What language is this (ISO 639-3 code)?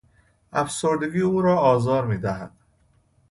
fas